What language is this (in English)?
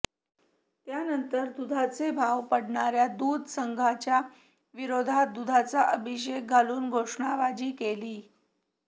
Marathi